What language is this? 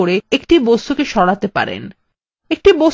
Bangla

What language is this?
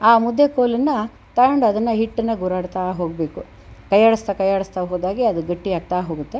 Kannada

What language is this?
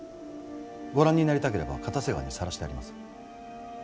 Japanese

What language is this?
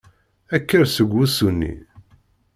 Kabyle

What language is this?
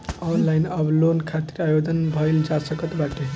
Bhojpuri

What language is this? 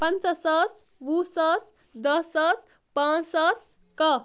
Kashmiri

